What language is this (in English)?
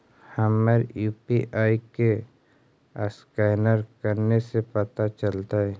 Magahi